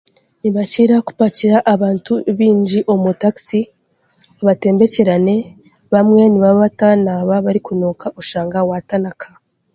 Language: Chiga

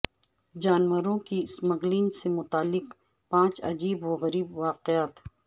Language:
Urdu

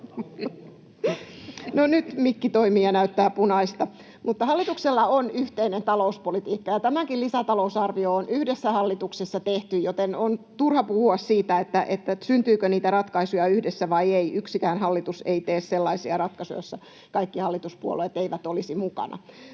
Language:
Finnish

